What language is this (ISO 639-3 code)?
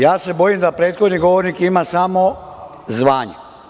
srp